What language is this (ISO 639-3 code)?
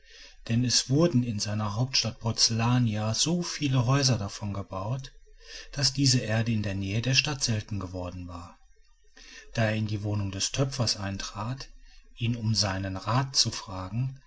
deu